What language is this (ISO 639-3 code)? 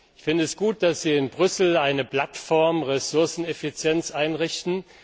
deu